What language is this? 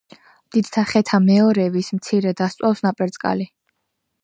Georgian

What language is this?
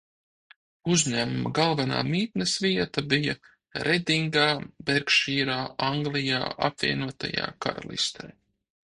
Latvian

